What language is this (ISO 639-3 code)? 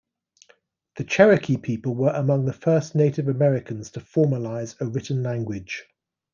eng